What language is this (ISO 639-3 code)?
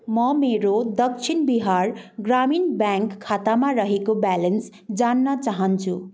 nep